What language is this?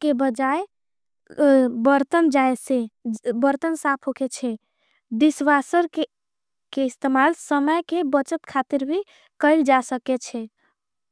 Angika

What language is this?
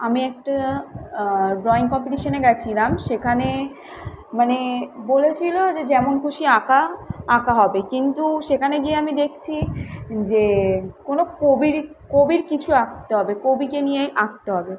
Bangla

